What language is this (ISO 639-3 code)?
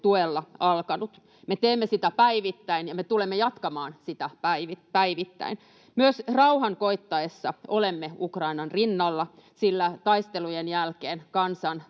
fin